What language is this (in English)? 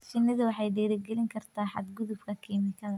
Somali